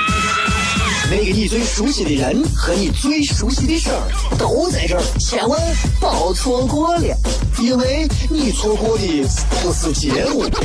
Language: Chinese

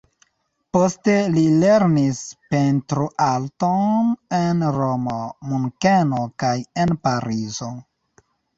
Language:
Esperanto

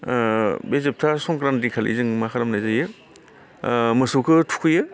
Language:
Bodo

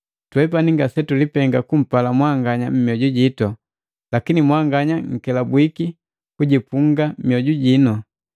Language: Matengo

